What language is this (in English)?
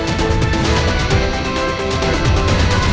Indonesian